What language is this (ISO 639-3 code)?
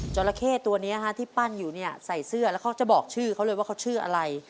tha